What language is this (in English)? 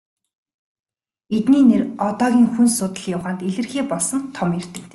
Mongolian